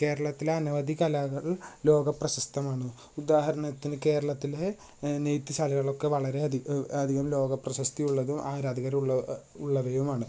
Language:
Malayalam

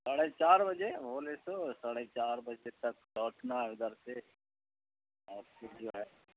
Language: Urdu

